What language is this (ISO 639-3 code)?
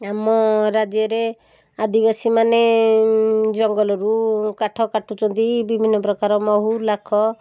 ori